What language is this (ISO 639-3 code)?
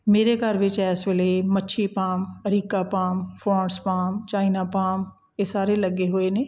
pan